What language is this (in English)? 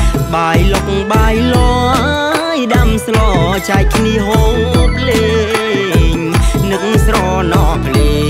Thai